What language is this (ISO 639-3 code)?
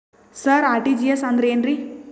kan